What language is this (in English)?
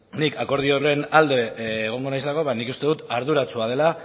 Basque